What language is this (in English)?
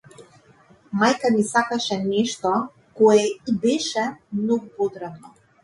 Macedonian